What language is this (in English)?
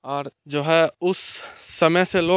Hindi